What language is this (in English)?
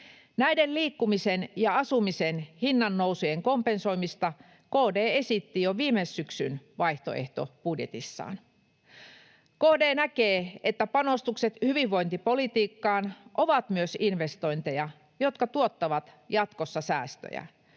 Finnish